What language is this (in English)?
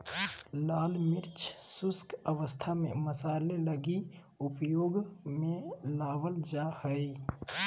Magahi